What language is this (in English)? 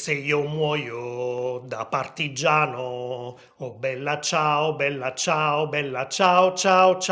Italian